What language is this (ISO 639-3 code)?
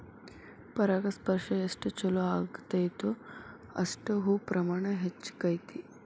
kan